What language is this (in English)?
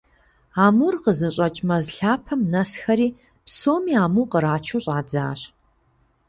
Kabardian